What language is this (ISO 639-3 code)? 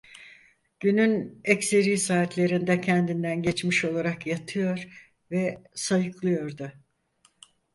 tur